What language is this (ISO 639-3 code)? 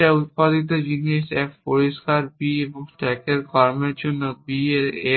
ben